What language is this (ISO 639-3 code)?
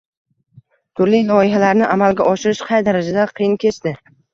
uzb